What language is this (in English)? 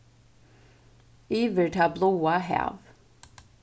Faroese